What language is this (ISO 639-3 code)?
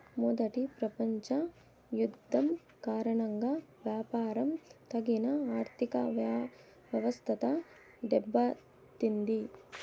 tel